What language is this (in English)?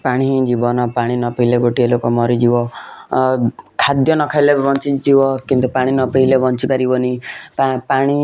Odia